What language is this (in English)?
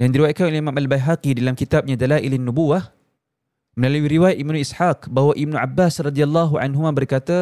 Malay